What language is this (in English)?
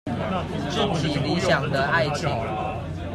Chinese